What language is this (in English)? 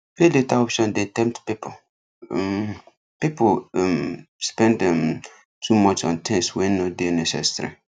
Nigerian Pidgin